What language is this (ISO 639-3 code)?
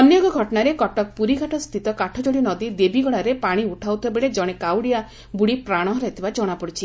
ori